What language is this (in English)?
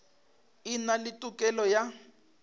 Northern Sotho